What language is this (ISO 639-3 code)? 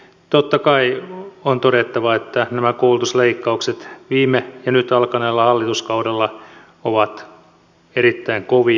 fin